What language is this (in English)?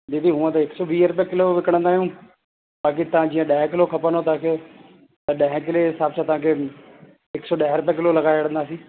Sindhi